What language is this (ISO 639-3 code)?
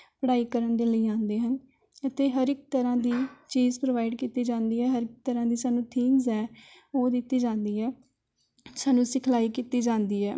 pan